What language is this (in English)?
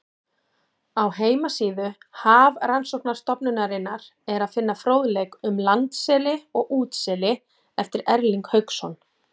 Icelandic